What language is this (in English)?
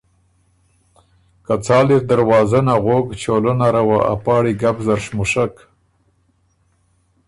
Ormuri